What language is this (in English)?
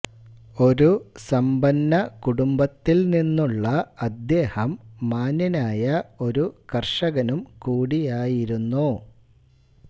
Malayalam